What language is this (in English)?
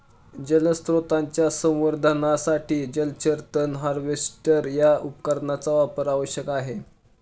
Marathi